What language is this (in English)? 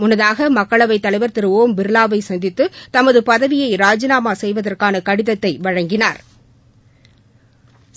Tamil